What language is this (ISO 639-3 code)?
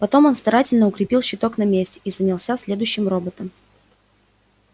rus